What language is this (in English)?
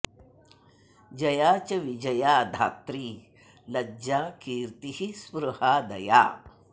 Sanskrit